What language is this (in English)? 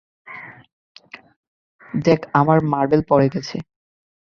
Bangla